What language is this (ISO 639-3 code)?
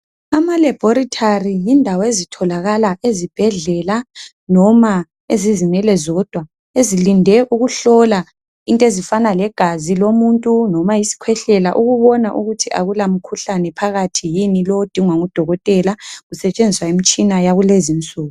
nde